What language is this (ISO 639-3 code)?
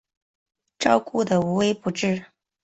zho